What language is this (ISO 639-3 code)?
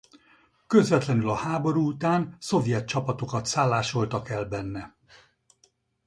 hun